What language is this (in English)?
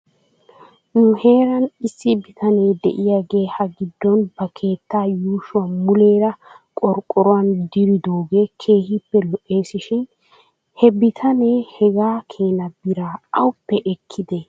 Wolaytta